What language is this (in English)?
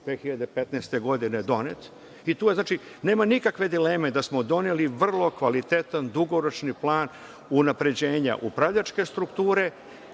Serbian